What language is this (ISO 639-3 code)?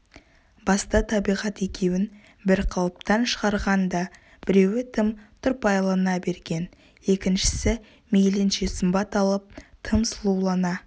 kaz